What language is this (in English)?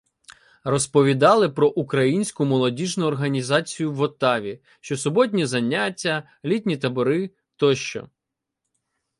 Ukrainian